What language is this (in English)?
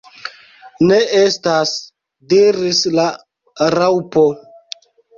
Esperanto